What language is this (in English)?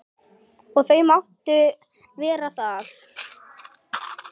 Icelandic